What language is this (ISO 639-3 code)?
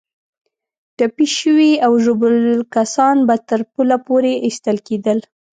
pus